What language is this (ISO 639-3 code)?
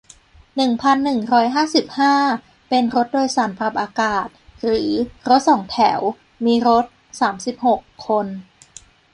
tha